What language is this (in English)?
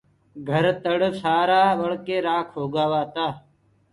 Gurgula